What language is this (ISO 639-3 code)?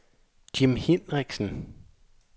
dan